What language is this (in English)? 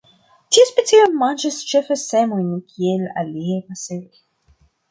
Esperanto